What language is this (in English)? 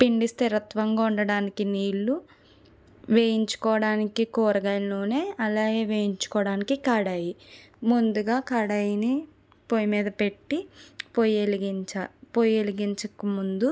Telugu